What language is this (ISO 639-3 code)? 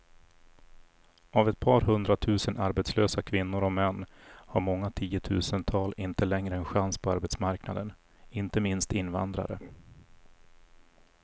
swe